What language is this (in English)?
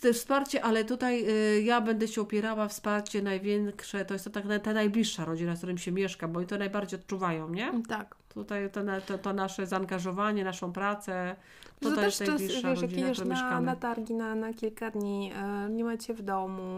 Polish